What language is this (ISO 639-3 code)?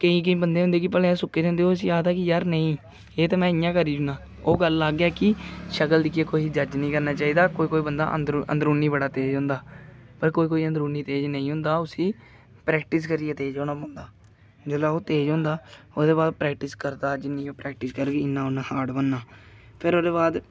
doi